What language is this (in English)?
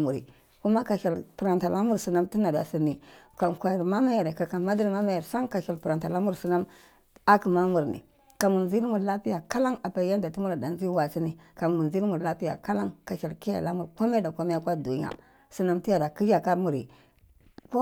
Cibak